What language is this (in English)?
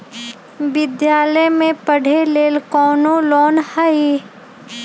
Magahi